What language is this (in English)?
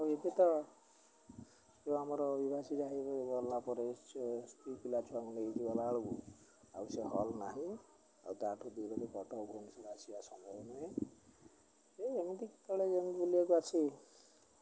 Odia